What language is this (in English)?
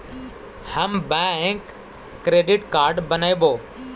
Magahi